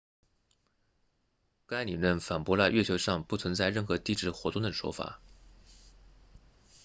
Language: Chinese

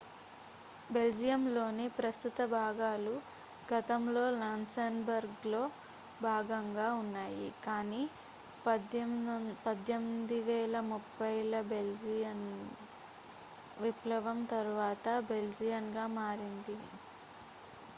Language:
Telugu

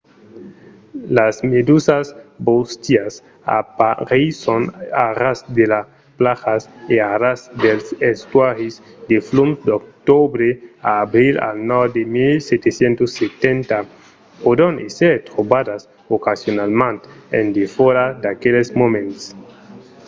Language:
Occitan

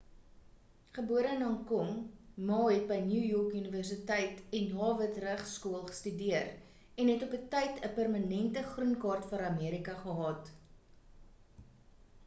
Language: Afrikaans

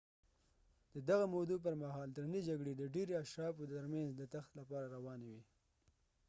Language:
Pashto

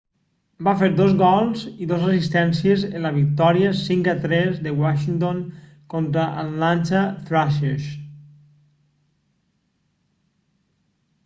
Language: Catalan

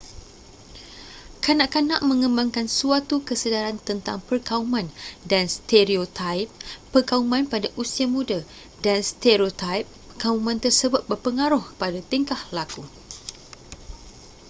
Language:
Malay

